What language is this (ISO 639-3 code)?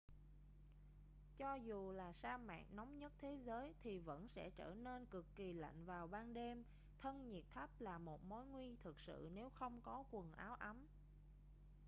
vie